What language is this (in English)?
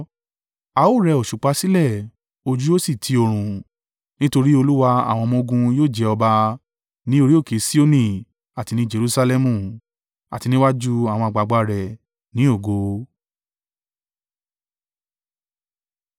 Yoruba